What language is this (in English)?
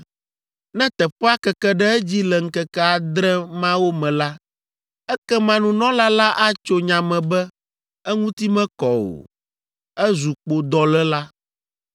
Ewe